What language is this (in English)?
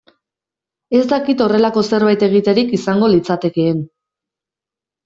Basque